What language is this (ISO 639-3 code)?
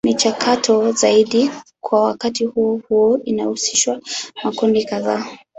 swa